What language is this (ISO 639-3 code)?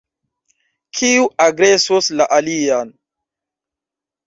epo